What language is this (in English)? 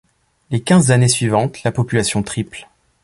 French